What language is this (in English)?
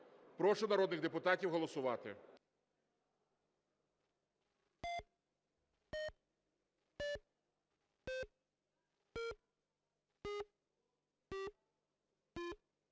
Ukrainian